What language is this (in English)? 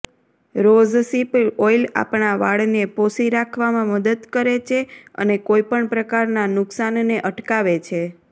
Gujarati